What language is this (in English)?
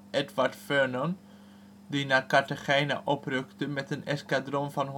Dutch